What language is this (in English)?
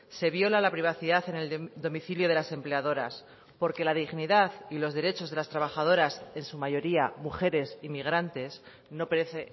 Spanish